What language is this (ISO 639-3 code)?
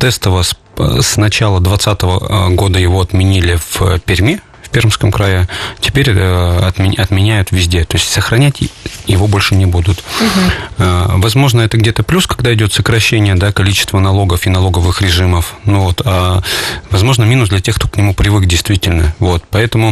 rus